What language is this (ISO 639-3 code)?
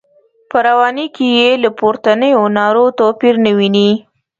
pus